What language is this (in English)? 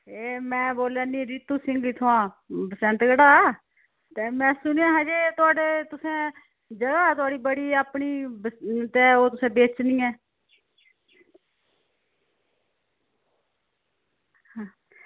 Dogri